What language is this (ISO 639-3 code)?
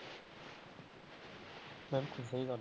pan